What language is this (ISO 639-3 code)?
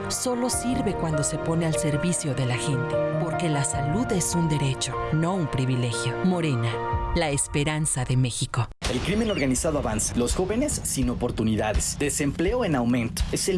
spa